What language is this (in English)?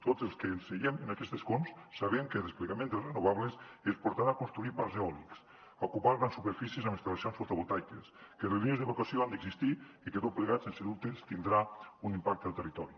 Catalan